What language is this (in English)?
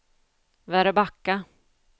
Swedish